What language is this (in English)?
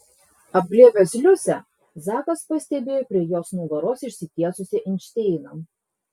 Lithuanian